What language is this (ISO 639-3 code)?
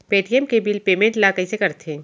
hne